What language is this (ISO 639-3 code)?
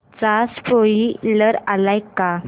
mar